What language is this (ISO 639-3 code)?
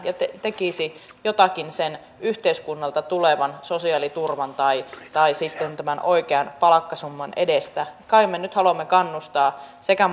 fin